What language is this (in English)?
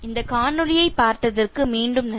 Tamil